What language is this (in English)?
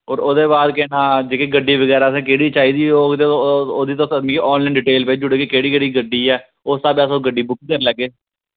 Dogri